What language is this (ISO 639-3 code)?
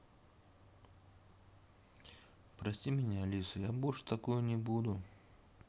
rus